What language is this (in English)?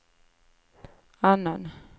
Swedish